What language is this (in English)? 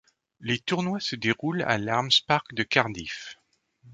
French